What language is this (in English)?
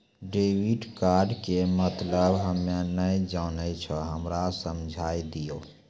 Maithili